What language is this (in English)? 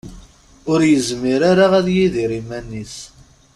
Kabyle